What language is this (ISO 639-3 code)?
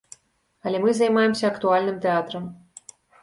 bel